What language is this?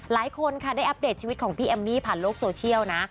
Thai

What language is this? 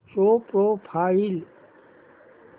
Marathi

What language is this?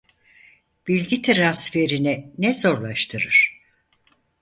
Turkish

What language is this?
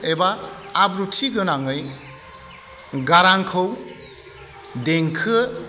Bodo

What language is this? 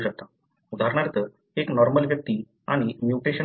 Marathi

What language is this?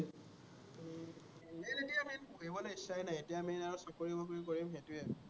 Assamese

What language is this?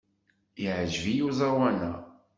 Kabyle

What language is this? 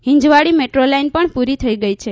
Gujarati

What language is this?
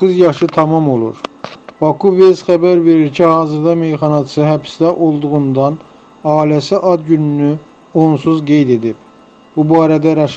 Turkish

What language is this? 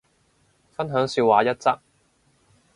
Cantonese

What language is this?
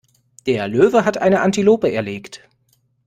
German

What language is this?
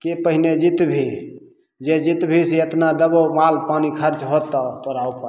Maithili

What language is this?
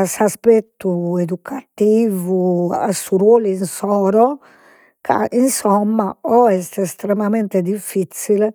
Sardinian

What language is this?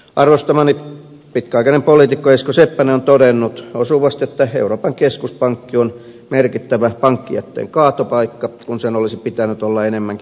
Finnish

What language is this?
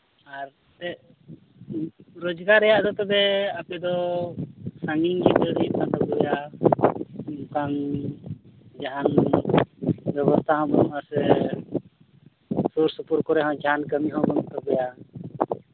Santali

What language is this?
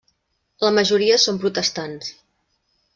Catalan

